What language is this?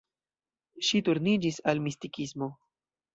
Esperanto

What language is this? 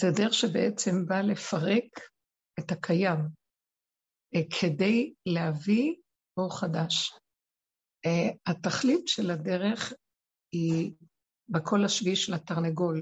Hebrew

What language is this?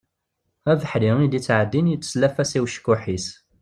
Kabyle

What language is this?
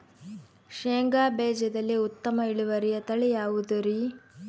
Kannada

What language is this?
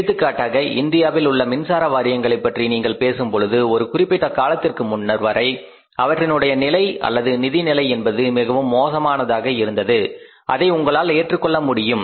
Tamil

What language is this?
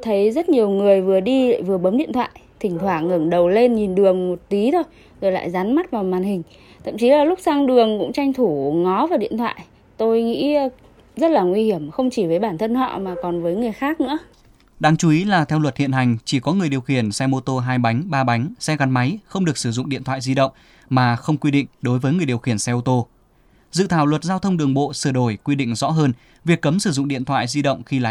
Vietnamese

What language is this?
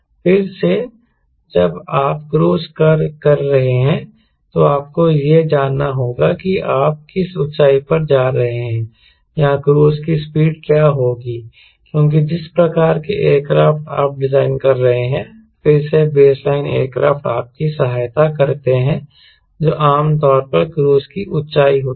Hindi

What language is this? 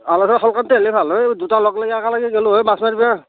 Assamese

